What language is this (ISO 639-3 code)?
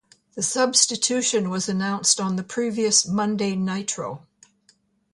eng